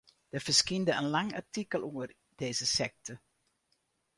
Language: Western Frisian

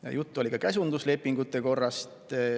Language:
Estonian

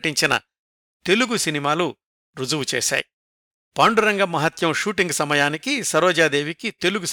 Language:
Telugu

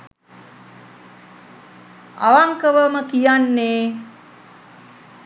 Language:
Sinhala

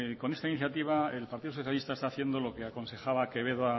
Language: Spanish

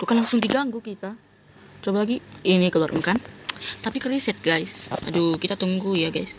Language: Indonesian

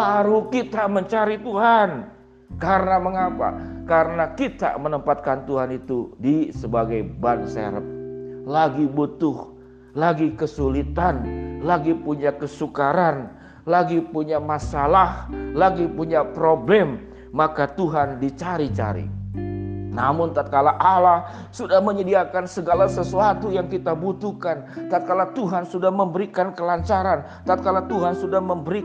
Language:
Indonesian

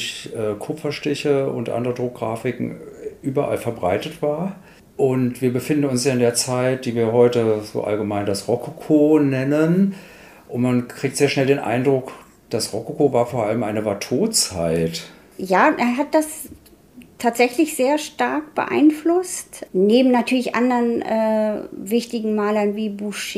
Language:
German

